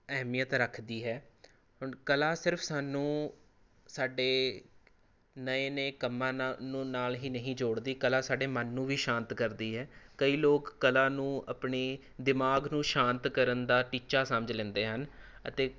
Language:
Punjabi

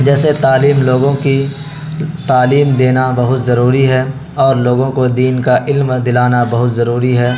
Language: Urdu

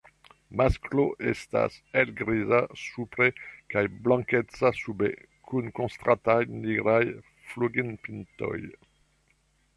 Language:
Esperanto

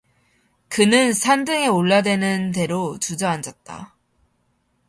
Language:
Korean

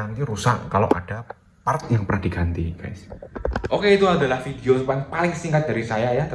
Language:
Indonesian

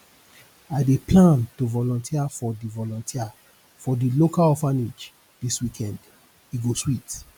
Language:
Nigerian Pidgin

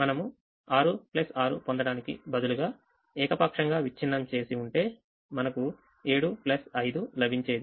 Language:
Telugu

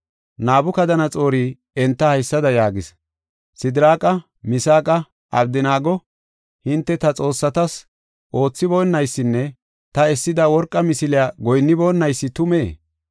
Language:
Gofa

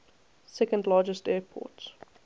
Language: English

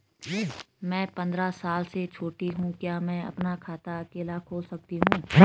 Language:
Hindi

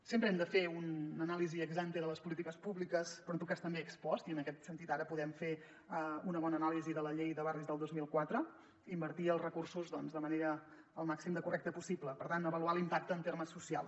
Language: Catalan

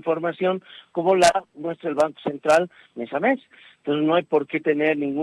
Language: Spanish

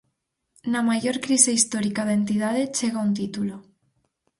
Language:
Galician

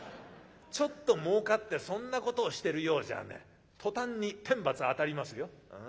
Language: Japanese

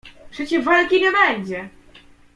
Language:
Polish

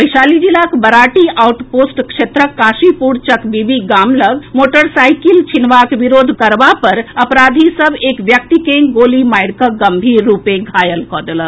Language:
Maithili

